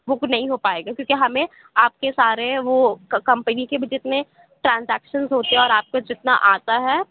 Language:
Urdu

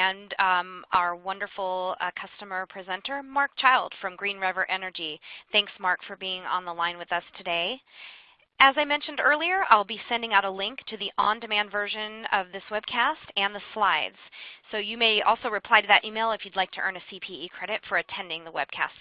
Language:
English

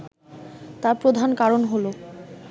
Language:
Bangla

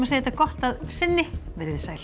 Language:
Icelandic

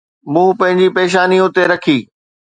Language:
Sindhi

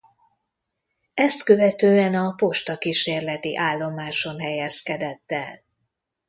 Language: Hungarian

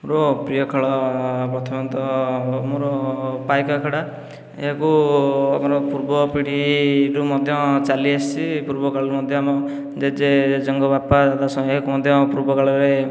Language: Odia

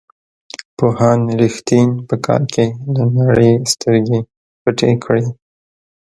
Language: Pashto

